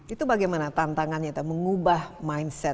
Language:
Indonesian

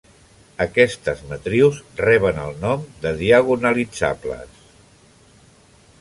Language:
Catalan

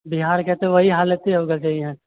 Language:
Maithili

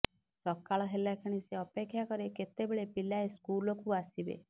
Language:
Odia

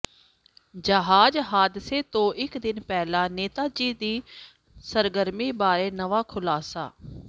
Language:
Punjabi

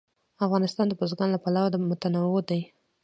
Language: Pashto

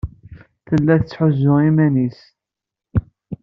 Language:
Kabyle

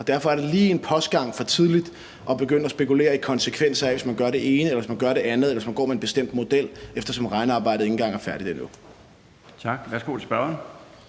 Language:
Danish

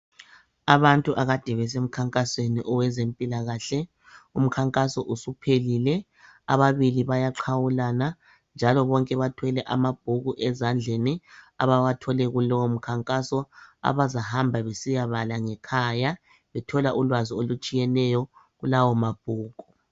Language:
North Ndebele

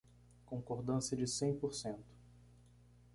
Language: Portuguese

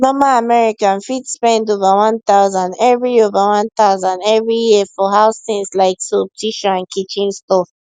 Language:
Nigerian Pidgin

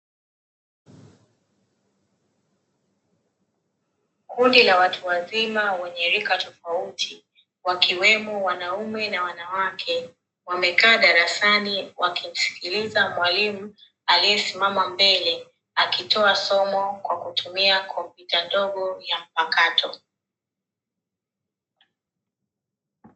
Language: Swahili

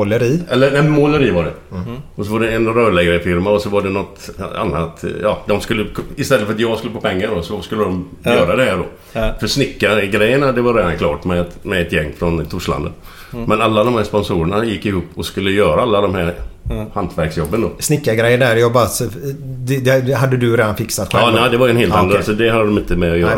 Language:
Swedish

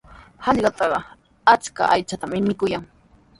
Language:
Sihuas Ancash Quechua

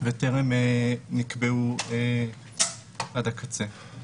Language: Hebrew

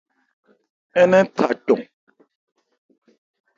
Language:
Ebrié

